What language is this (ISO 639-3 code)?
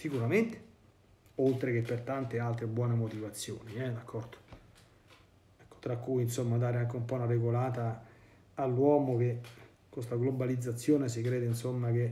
ita